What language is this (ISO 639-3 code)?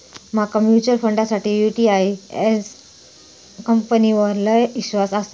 mar